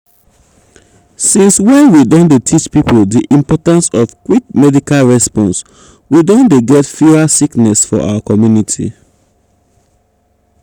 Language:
Nigerian Pidgin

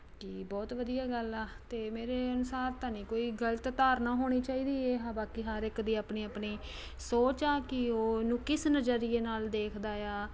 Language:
Punjabi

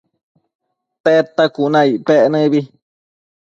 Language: Matsés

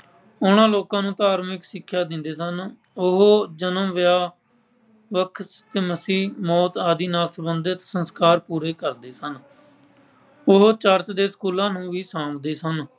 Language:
Punjabi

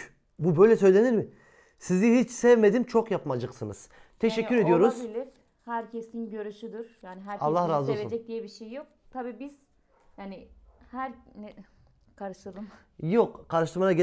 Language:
Turkish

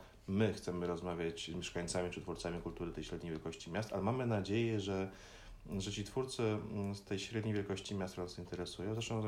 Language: Polish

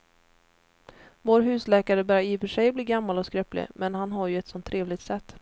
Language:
Swedish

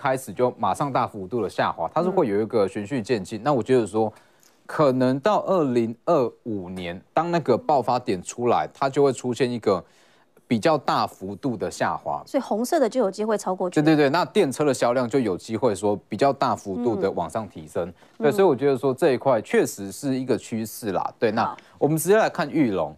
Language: Chinese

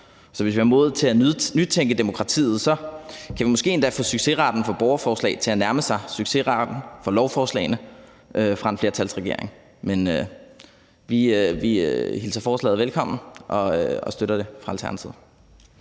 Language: Danish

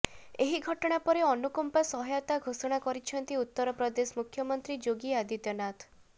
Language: Odia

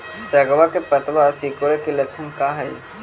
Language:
Magahi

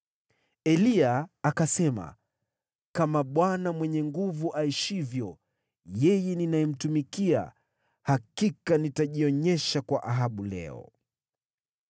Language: Swahili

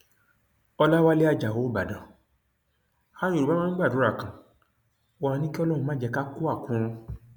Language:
Yoruba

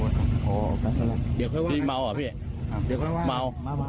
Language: Thai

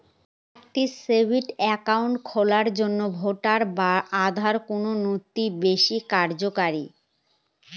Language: Bangla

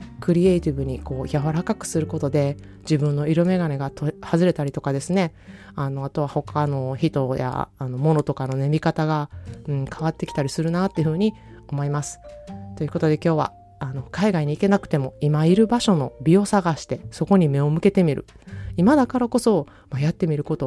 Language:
Japanese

